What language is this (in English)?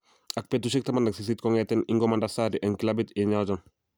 Kalenjin